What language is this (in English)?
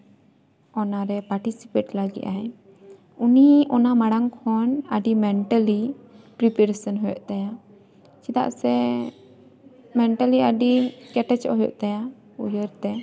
Santali